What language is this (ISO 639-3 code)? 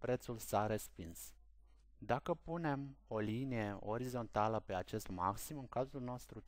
ron